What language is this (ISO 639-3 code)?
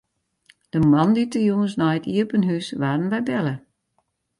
fry